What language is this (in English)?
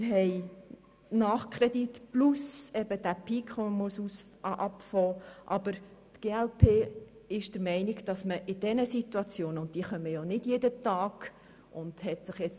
Swiss German